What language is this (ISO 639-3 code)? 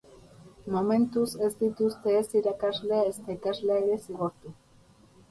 eus